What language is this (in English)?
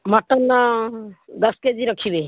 Odia